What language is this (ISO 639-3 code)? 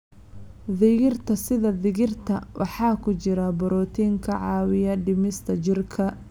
som